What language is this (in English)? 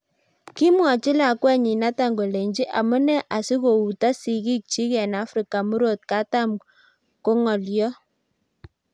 Kalenjin